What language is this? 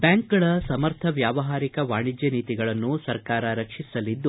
Kannada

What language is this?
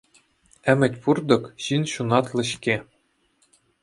Chuvash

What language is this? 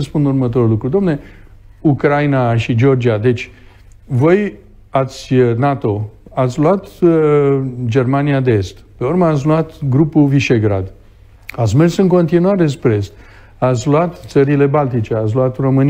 Romanian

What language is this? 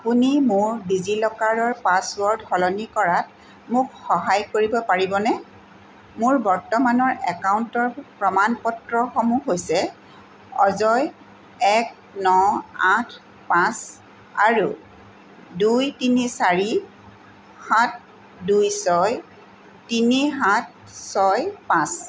Assamese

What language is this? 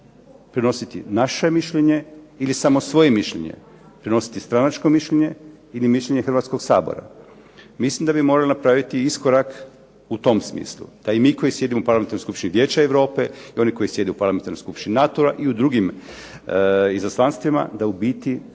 Croatian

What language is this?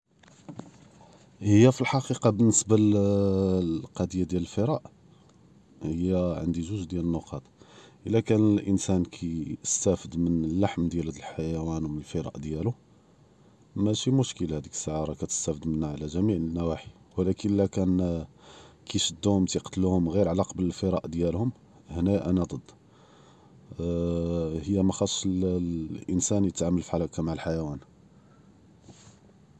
Judeo-Arabic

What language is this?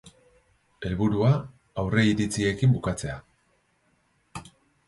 Basque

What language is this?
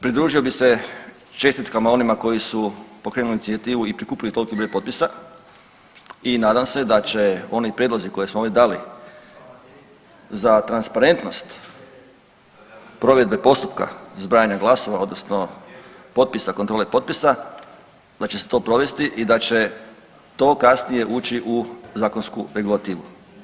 Croatian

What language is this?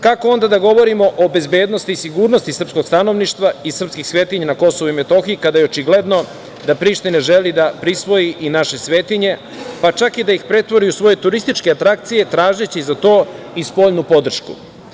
Serbian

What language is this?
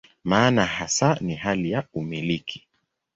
Swahili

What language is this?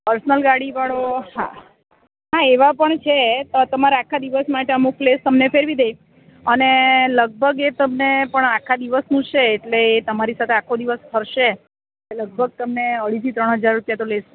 Gujarati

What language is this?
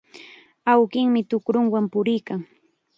Chiquián Ancash Quechua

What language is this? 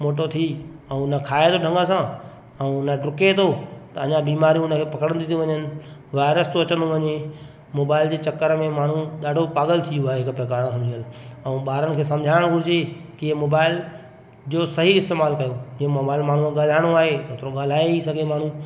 Sindhi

